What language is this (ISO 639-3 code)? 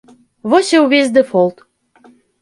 bel